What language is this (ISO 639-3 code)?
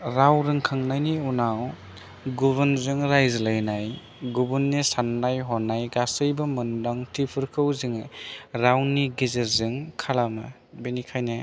brx